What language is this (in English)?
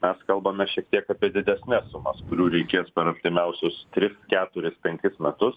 Lithuanian